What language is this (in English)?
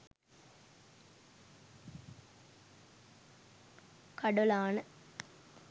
Sinhala